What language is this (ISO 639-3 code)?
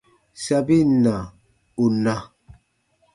bba